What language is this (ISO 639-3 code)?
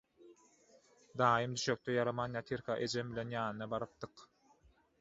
tuk